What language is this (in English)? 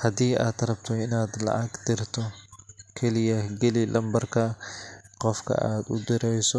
Somali